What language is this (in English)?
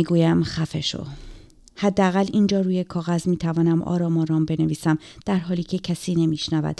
Persian